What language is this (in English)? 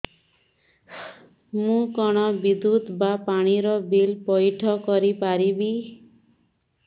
Odia